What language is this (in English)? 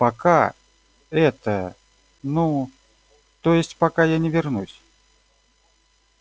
Russian